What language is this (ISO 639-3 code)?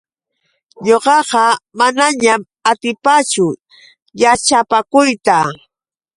qux